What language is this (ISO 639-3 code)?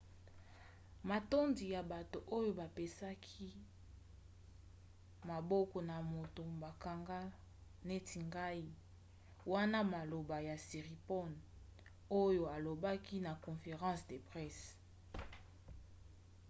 lin